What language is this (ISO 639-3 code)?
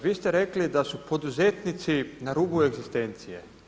hrv